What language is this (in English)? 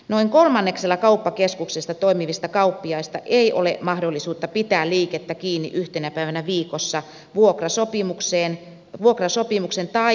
Finnish